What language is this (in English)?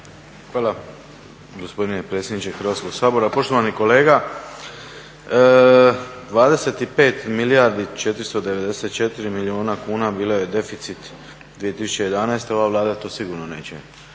Croatian